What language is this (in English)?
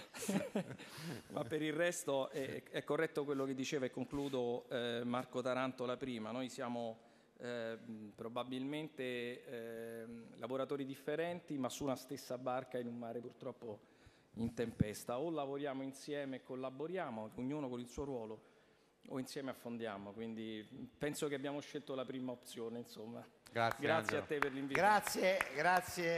Italian